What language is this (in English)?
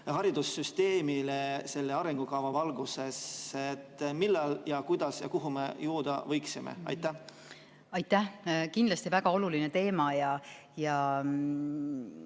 Estonian